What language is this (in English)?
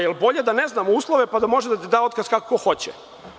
Serbian